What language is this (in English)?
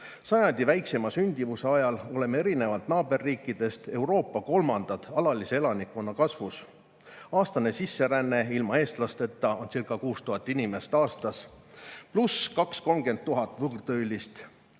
Estonian